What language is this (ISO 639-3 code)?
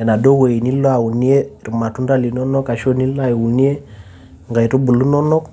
mas